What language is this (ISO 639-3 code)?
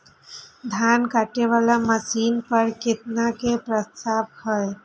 mai